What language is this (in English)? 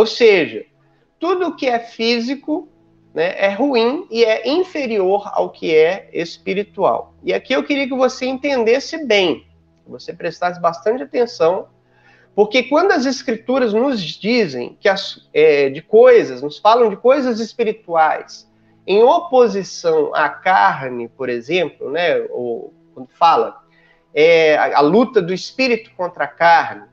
Portuguese